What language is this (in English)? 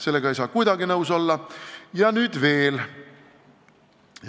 Estonian